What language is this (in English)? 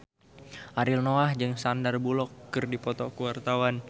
Sundanese